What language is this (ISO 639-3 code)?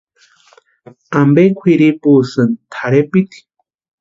pua